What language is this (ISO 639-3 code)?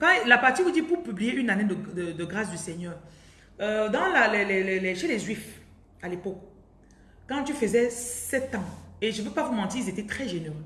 fra